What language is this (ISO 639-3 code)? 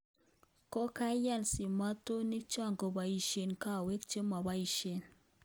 kln